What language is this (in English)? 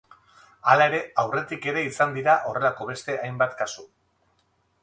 Basque